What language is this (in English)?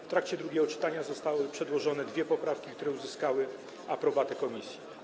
Polish